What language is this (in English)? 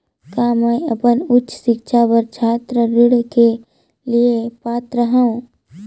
Chhattisgarhi